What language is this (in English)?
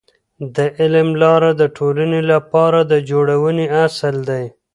Pashto